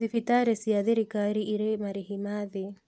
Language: Kikuyu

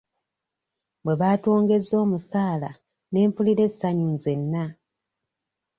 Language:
Ganda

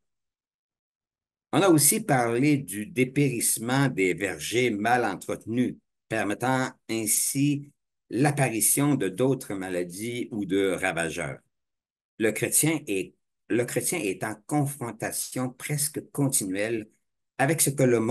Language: French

